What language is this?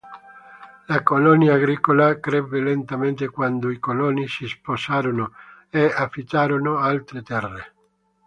Italian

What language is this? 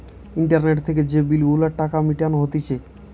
Bangla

